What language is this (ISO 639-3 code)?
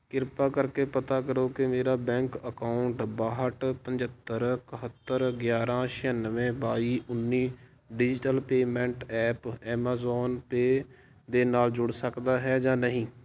pan